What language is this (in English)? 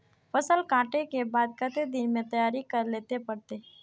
Magahi